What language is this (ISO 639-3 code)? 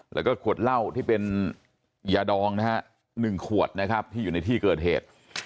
tha